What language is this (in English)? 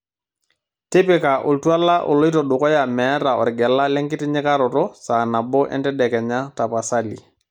Masai